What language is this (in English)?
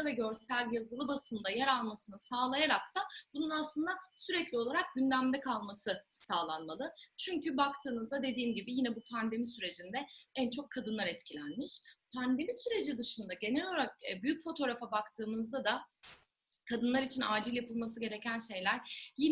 Turkish